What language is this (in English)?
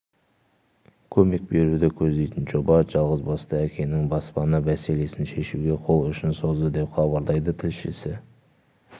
Kazakh